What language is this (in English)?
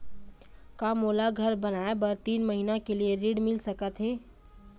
Chhattisgarhi